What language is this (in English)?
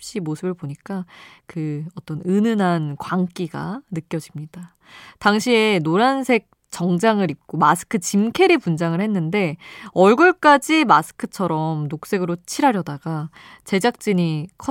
Korean